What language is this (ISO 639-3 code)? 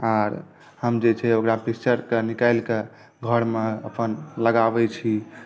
mai